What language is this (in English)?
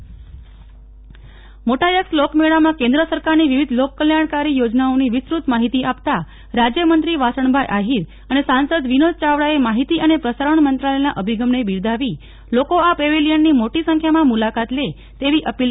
Gujarati